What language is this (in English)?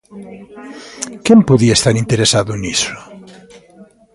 Galician